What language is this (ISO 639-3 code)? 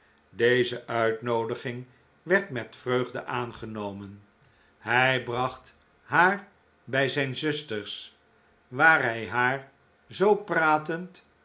nld